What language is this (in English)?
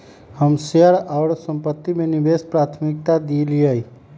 Magahi